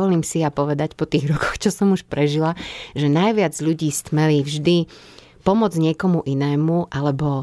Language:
Slovak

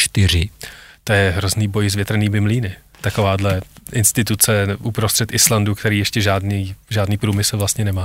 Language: Czech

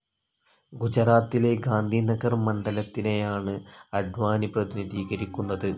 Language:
Malayalam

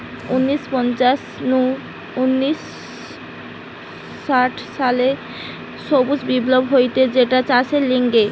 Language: Bangla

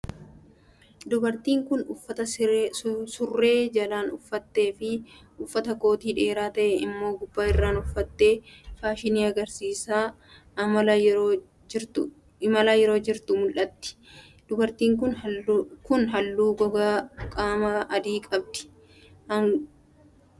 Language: Oromo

